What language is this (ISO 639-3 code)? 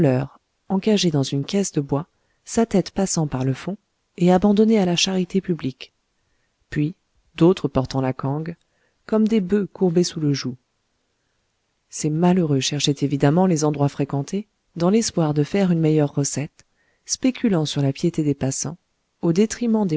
fra